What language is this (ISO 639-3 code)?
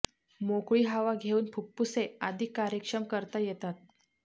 mar